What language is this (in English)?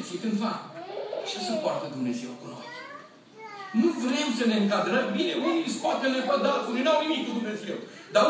Romanian